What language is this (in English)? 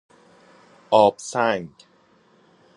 Persian